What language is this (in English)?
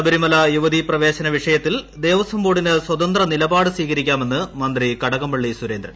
Malayalam